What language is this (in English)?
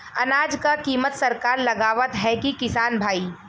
Bhojpuri